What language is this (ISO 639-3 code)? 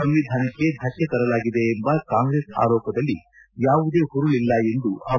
kan